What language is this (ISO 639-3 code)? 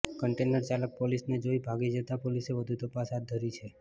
guj